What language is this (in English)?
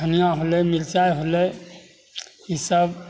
Maithili